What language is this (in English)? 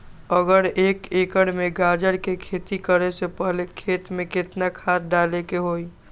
Magahi